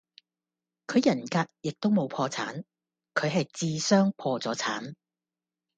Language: Cantonese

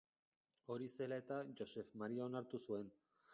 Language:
Basque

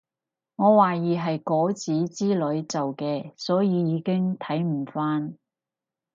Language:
Cantonese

